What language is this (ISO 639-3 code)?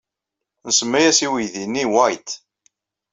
kab